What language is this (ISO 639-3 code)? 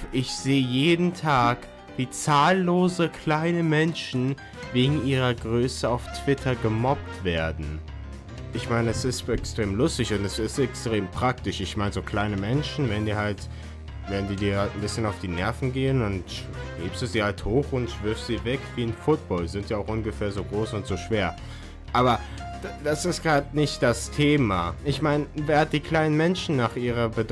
deu